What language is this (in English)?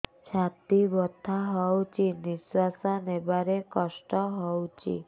Odia